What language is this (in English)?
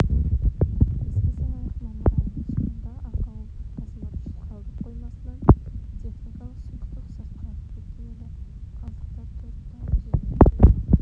Kazakh